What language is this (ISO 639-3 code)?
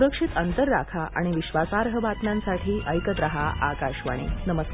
mar